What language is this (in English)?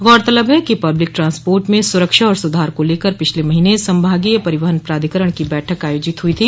Hindi